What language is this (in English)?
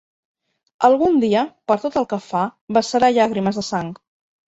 Catalan